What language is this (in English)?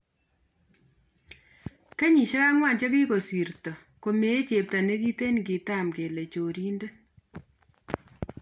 Kalenjin